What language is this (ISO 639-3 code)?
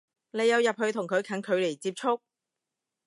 yue